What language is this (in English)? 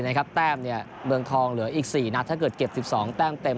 Thai